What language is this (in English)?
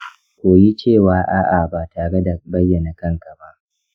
Hausa